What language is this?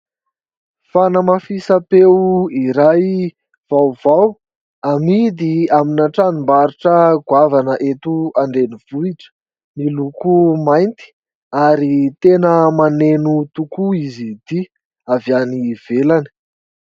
Malagasy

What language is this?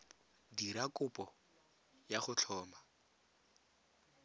Tswana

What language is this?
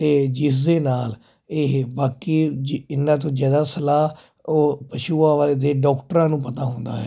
Punjabi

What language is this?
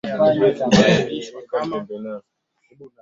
Swahili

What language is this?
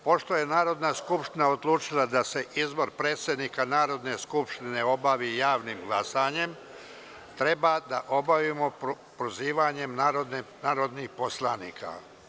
Serbian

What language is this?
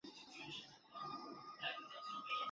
Chinese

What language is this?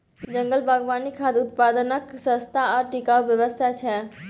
Maithili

